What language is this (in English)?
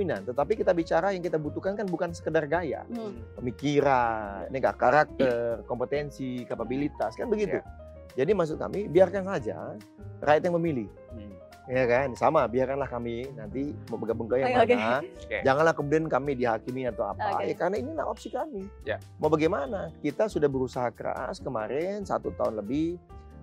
Indonesian